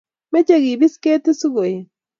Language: Kalenjin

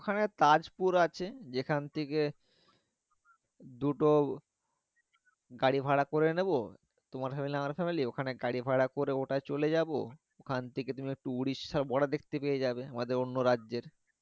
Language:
Bangla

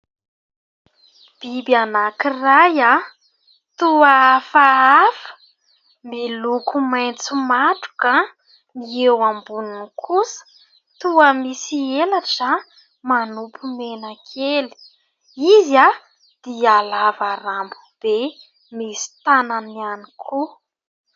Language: Malagasy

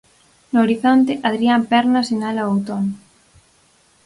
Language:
Galician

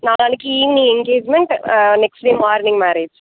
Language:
Tamil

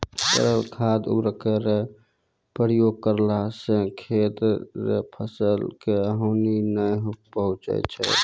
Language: Maithili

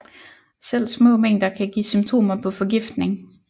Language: Danish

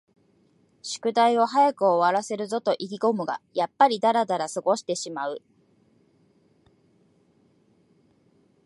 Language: Japanese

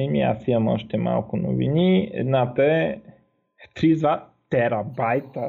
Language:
Bulgarian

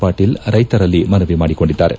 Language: Kannada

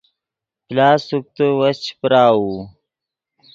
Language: Yidgha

